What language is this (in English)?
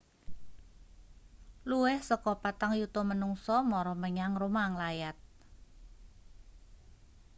Javanese